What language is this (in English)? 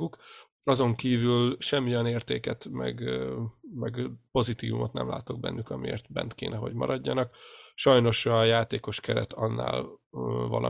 Hungarian